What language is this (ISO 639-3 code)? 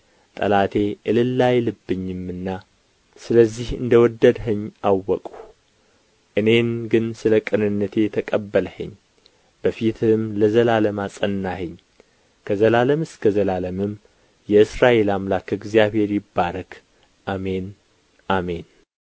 amh